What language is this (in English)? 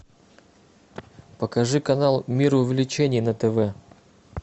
Russian